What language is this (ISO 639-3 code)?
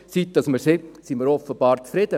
gsw